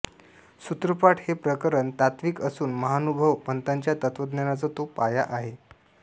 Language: Marathi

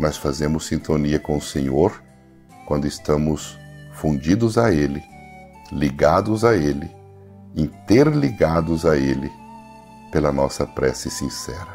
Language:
Portuguese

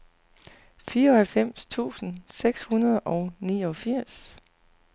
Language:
Danish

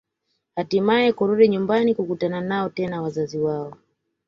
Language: Swahili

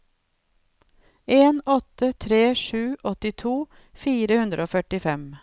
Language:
Norwegian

